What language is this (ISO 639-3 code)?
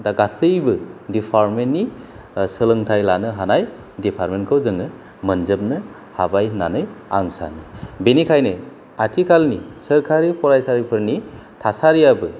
brx